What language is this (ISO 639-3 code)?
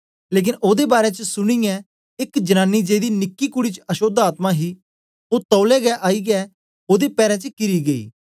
doi